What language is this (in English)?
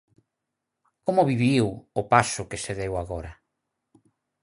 Galician